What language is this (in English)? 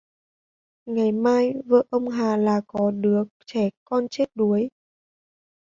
Vietnamese